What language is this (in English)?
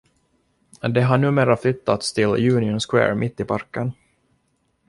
Swedish